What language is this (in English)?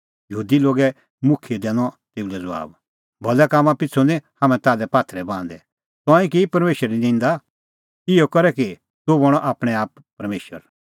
Kullu Pahari